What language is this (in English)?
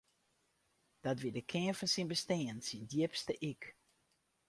Western Frisian